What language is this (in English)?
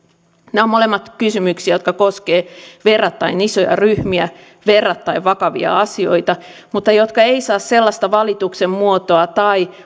Finnish